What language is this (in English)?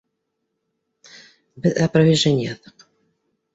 Bashkir